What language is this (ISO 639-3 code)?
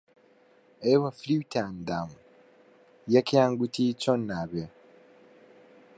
ckb